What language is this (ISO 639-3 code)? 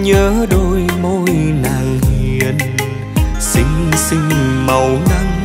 vie